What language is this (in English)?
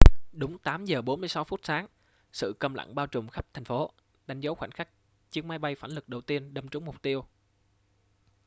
Vietnamese